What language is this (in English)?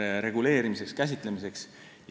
Estonian